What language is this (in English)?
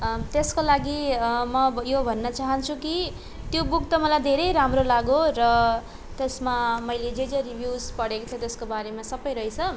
Nepali